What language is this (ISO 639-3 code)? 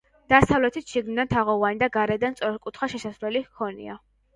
kat